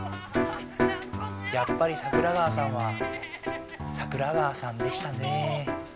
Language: Japanese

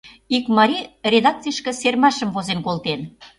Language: Mari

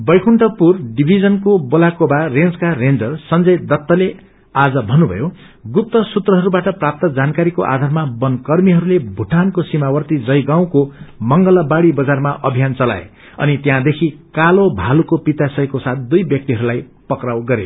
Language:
Nepali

